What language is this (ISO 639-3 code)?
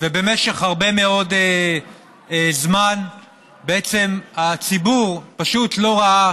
heb